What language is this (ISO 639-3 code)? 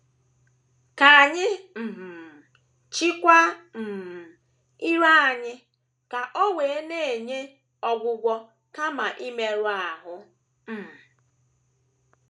ibo